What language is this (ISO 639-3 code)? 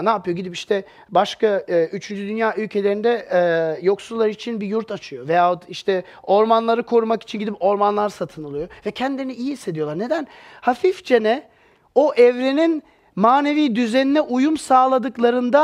tur